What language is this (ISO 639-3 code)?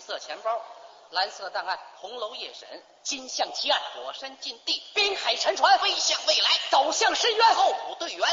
zho